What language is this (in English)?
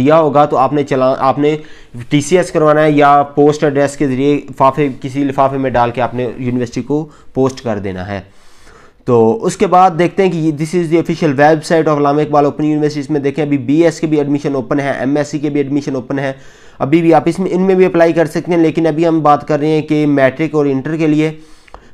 Hindi